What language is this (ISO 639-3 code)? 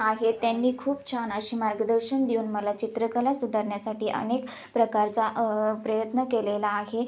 mar